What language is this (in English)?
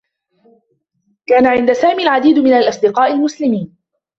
Arabic